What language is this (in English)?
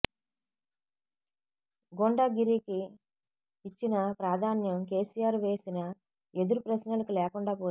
Telugu